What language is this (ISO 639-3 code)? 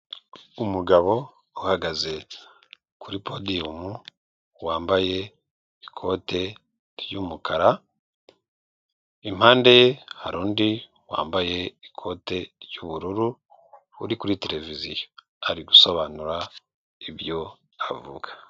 kin